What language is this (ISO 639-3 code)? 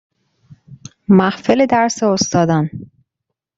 fas